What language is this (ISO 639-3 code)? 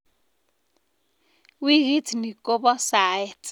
kln